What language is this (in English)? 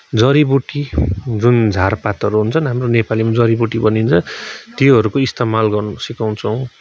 Nepali